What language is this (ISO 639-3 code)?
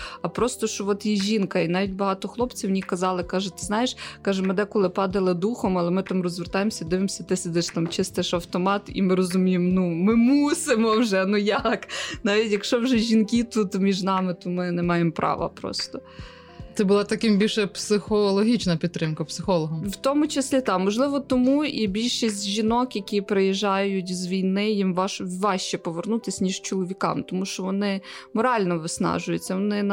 ukr